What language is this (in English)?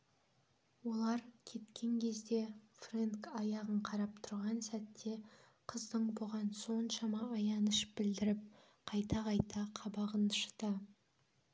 Kazakh